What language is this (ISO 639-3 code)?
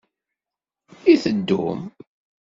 kab